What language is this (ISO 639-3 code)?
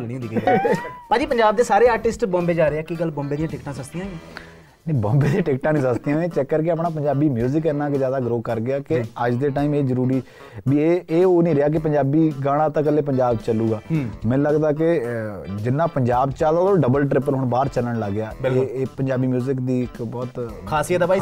pan